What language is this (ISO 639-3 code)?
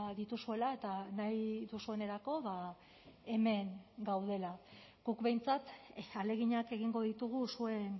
eus